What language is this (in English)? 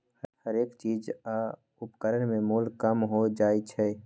Magahi